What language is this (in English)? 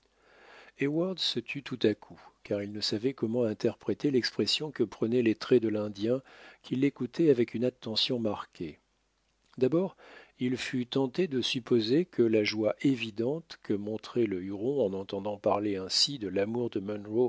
French